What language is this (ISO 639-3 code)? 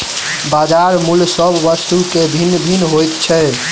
mai